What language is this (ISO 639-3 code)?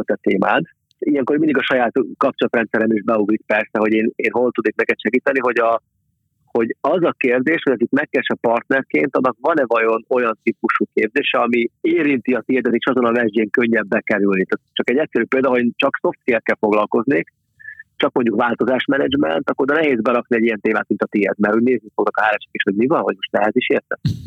hun